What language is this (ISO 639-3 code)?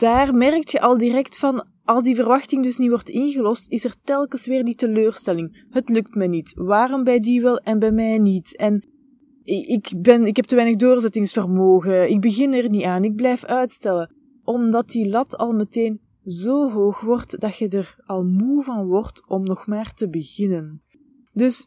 nld